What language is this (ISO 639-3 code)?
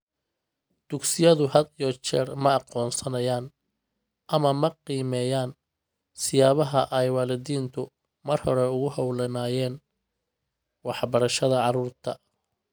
som